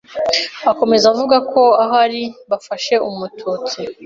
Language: Kinyarwanda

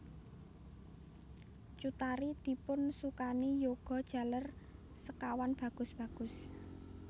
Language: Javanese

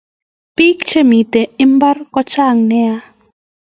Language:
Kalenjin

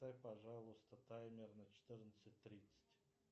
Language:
Russian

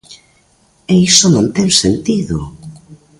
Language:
Galician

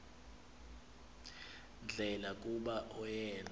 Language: Xhosa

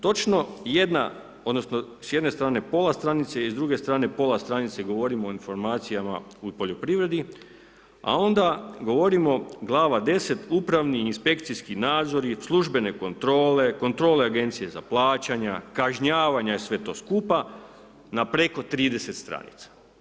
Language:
Croatian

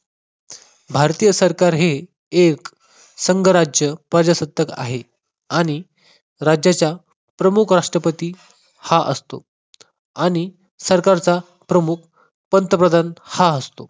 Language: Marathi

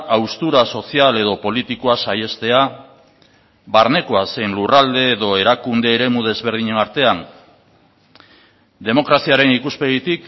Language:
Basque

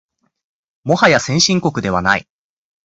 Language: Japanese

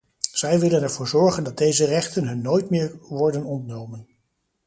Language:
Dutch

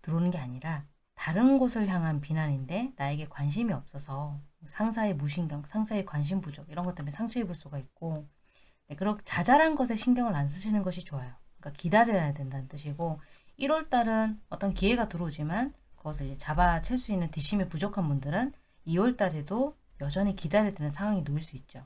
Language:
Korean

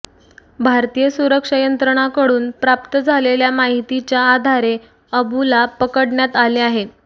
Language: Marathi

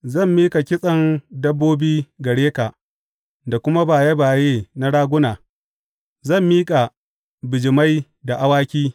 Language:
Hausa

